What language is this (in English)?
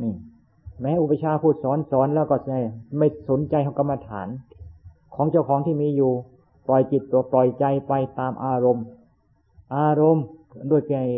Thai